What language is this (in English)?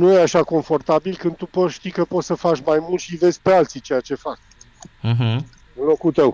Romanian